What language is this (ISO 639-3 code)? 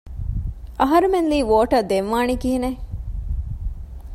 div